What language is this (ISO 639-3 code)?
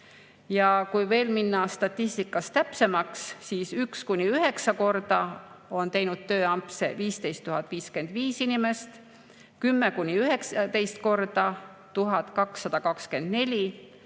est